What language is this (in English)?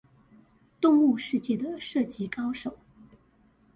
Chinese